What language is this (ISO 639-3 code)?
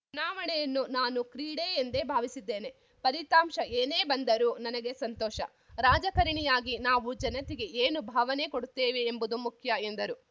kan